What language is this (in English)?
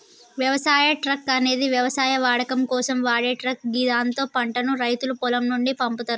Telugu